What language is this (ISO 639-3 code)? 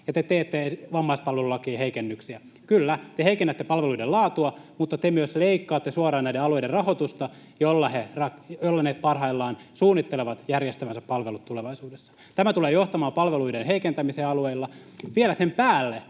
fin